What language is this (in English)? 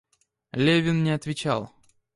Russian